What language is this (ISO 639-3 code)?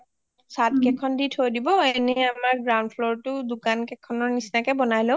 asm